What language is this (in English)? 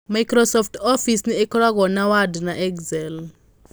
Kikuyu